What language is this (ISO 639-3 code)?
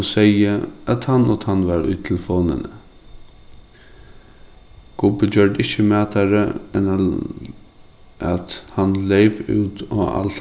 fao